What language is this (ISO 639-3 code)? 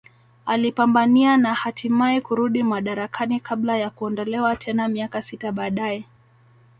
swa